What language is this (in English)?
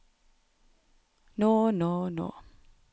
Norwegian